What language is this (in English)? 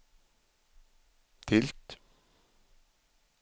Swedish